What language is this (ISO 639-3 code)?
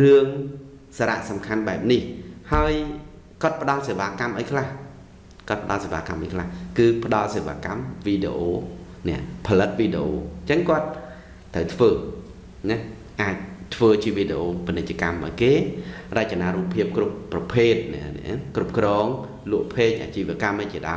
vie